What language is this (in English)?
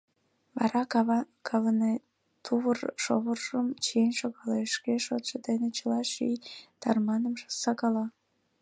Mari